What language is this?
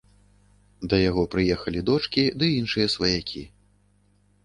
Belarusian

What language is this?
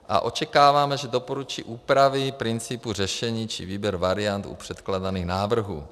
Czech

